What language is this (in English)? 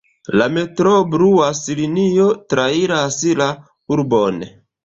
Esperanto